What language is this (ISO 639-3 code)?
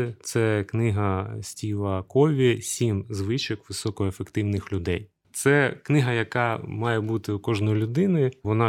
ukr